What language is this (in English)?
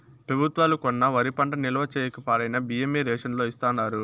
Telugu